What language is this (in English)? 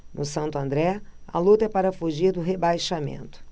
Portuguese